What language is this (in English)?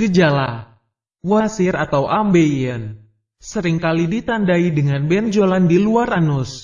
Indonesian